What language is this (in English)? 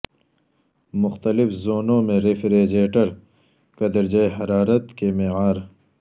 Urdu